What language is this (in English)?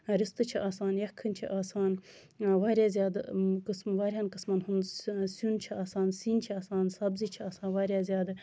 Kashmiri